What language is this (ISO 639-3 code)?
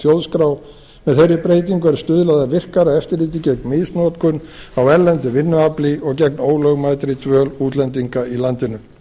isl